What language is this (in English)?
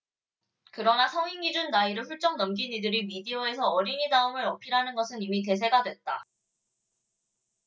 Korean